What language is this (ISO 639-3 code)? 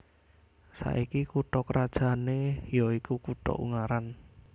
jav